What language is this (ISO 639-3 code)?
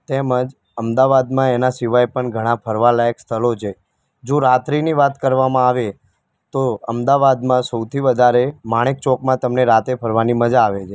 guj